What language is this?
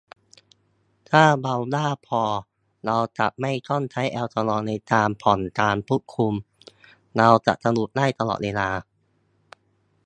Thai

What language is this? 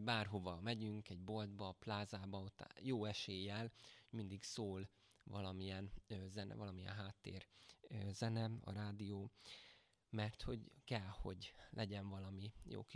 Hungarian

